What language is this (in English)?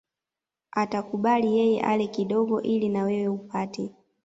Swahili